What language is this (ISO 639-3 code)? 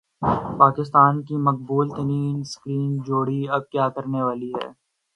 urd